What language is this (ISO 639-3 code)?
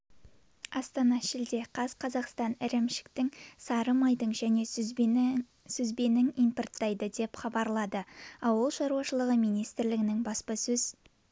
kaz